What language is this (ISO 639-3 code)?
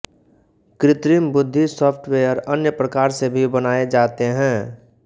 hin